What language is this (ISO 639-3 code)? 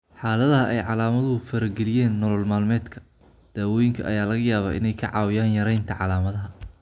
som